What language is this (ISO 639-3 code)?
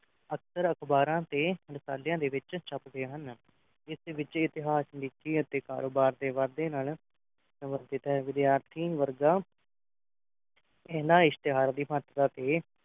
pan